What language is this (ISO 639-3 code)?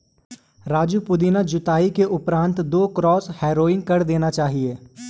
hin